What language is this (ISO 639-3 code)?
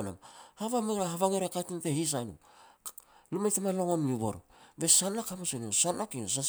pex